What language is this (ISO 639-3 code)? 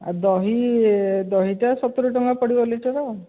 ori